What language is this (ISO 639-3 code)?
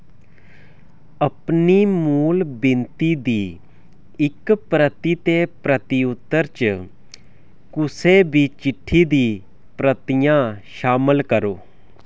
doi